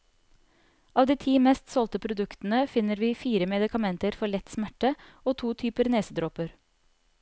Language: Norwegian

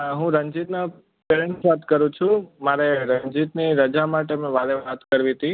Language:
Gujarati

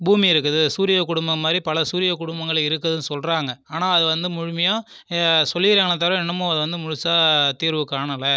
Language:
Tamil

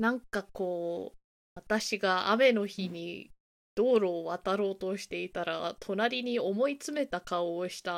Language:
Japanese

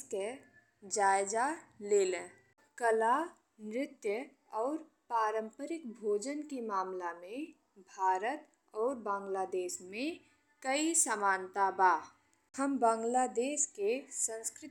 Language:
Bhojpuri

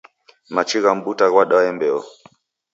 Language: Taita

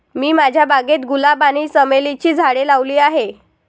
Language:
Marathi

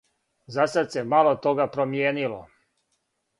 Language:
Serbian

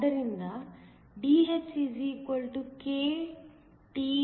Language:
Kannada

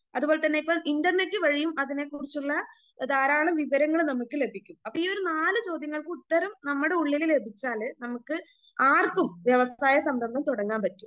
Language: Malayalam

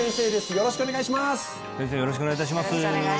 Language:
Japanese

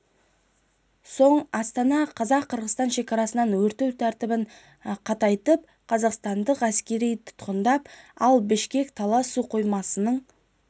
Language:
Kazakh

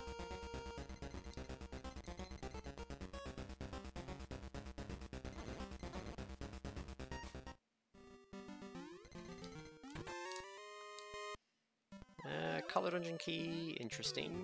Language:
English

